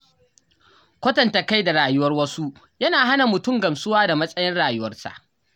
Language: Hausa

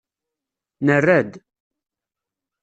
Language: Kabyle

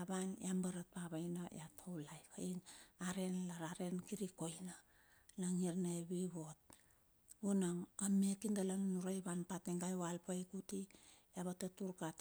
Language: Bilur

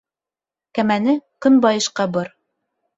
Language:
Bashkir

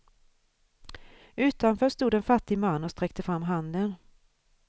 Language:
Swedish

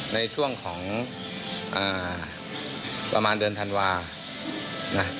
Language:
Thai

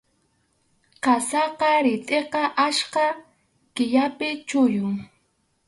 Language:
Arequipa-La Unión Quechua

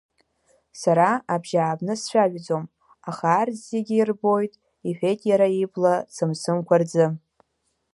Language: Abkhazian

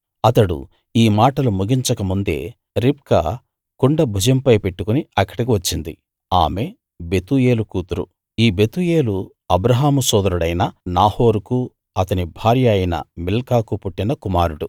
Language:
Telugu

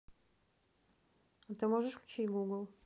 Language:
Russian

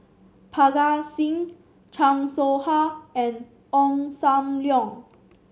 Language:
English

